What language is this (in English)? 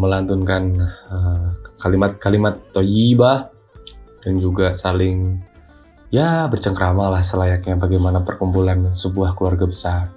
Indonesian